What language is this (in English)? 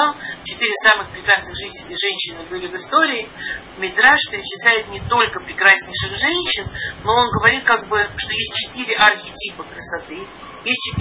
Russian